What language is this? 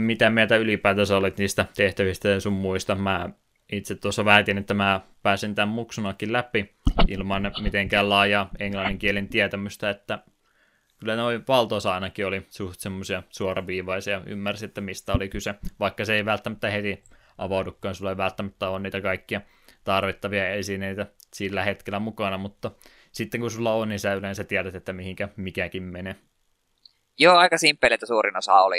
Finnish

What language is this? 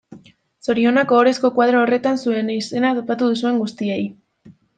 Basque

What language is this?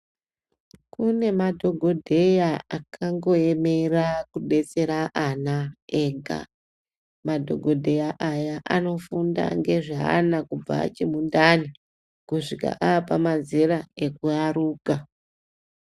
Ndau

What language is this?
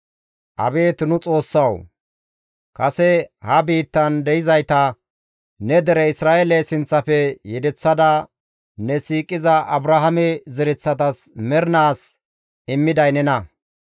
Gamo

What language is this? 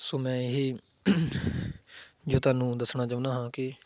Punjabi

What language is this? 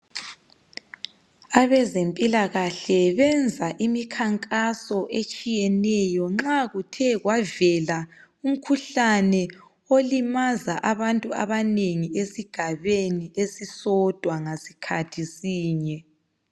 North Ndebele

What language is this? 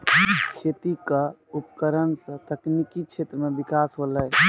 Maithili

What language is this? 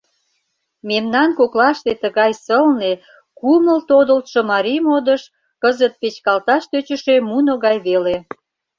Mari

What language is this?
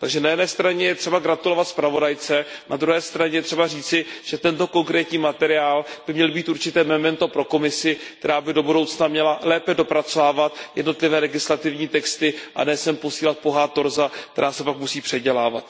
Czech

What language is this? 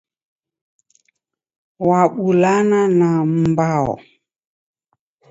Taita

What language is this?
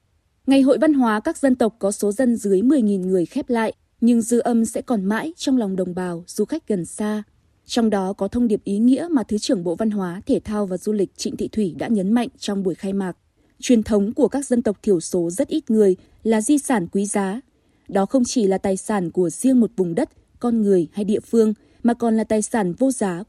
Vietnamese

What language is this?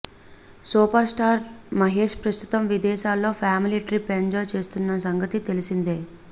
Telugu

